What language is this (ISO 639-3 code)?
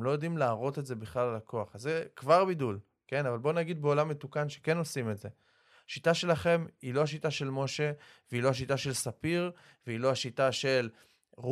heb